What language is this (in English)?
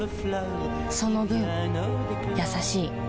Japanese